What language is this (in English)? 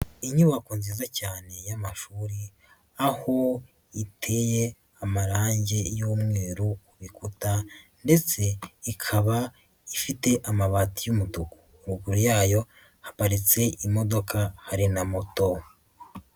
Kinyarwanda